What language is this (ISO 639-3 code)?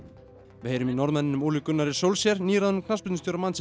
isl